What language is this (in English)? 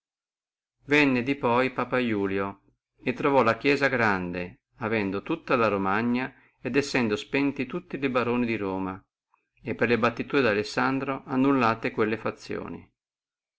Italian